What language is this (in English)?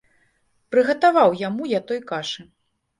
Belarusian